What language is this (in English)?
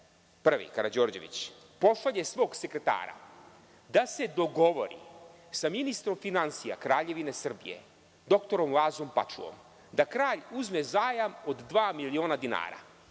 Serbian